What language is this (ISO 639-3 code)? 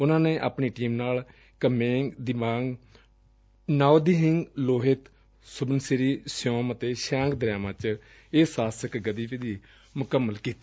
pan